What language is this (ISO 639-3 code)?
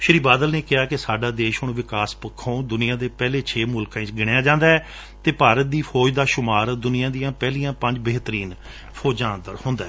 pan